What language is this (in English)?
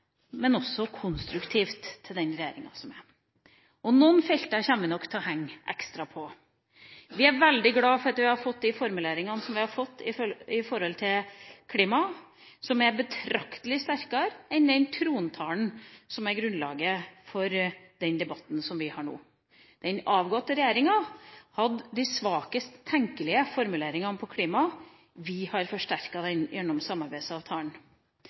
Norwegian Bokmål